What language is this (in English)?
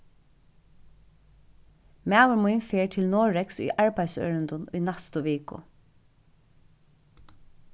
Faroese